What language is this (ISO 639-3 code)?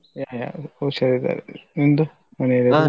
kan